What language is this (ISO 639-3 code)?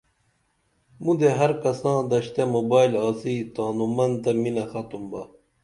dml